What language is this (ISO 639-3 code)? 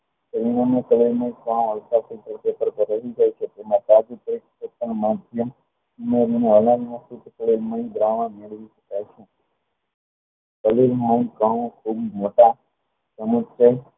guj